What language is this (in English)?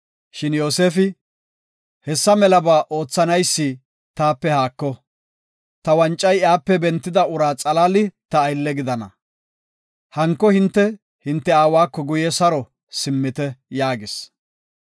Gofa